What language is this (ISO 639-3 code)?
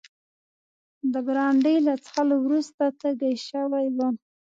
pus